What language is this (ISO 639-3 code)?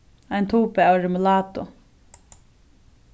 fao